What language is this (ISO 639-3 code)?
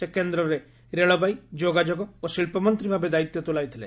ori